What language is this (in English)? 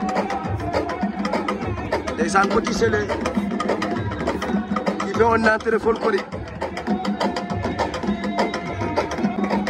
Italian